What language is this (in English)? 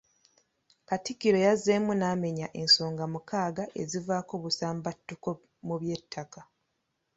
Ganda